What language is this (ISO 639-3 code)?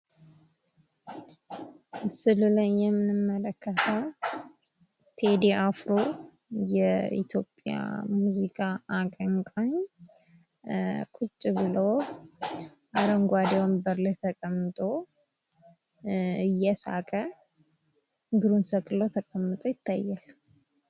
amh